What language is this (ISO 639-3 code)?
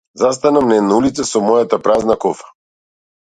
mkd